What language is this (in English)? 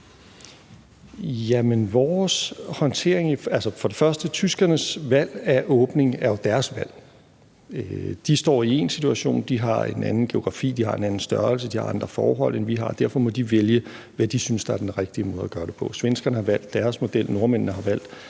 Danish